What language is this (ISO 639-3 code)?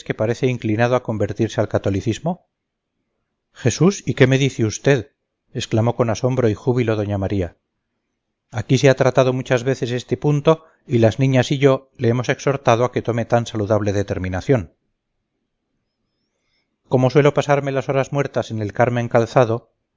spa